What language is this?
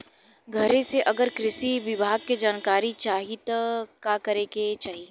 Bhojpuri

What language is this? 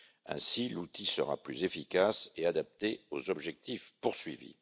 French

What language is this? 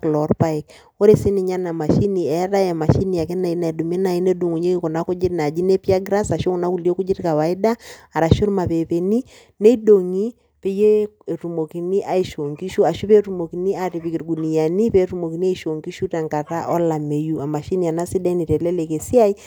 Masai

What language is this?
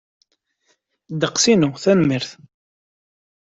Kabyle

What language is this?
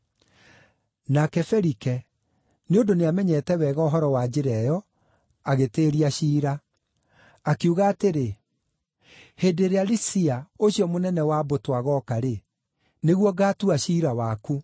Kikuyu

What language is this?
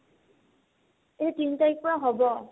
Assamese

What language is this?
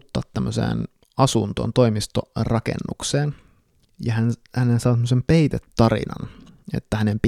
Finnish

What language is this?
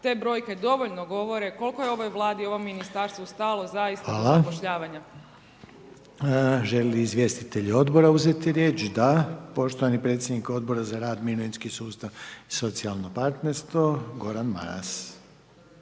Croatian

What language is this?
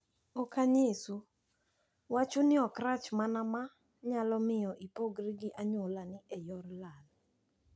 Luo (Kenya and Tanzania)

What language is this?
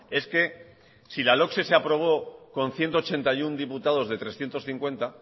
Spanish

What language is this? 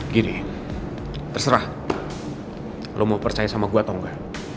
Indonesian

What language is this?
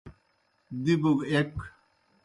Kohistani Shina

